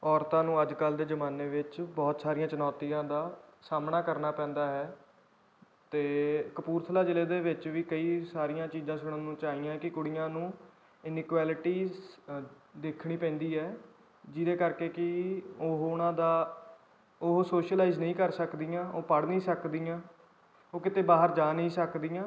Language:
Punjabi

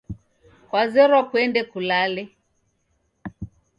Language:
Taita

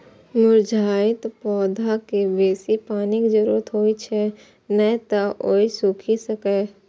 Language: Maithili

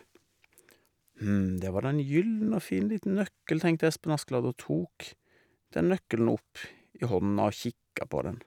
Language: Norwegian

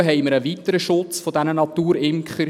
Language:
Swiss German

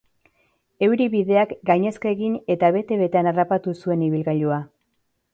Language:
Basque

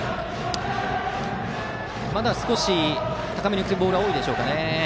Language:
Japanese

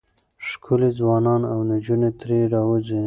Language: Pashto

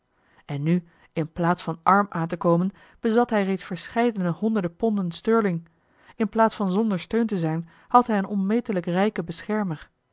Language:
Dutch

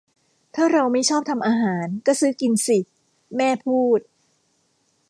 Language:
Thai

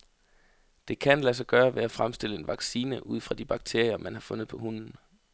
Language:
Danish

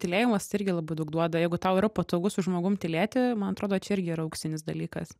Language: Lithuanian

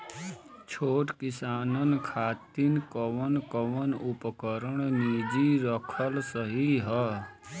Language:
Bhojpuri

